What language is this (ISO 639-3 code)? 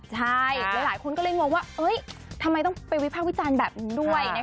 tha